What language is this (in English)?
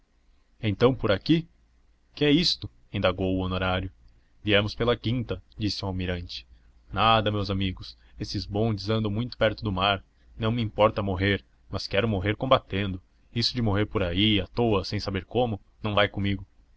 Portuguese